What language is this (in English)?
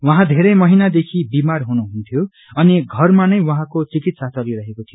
Nepali